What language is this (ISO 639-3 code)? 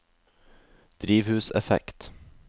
nor